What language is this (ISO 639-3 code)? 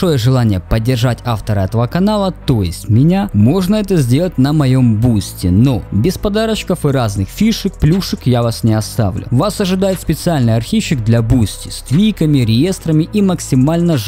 rus